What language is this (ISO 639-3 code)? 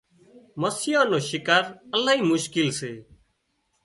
kxp